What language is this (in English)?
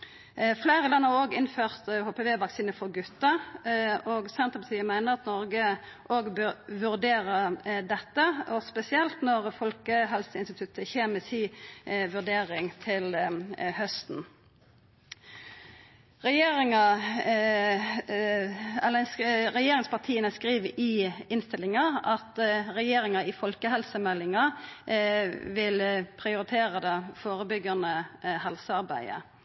Norwegian Nynorsk